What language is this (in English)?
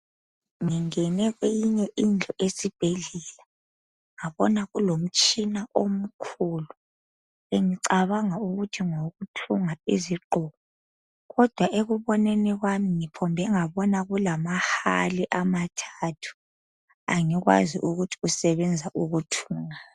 North Ndebele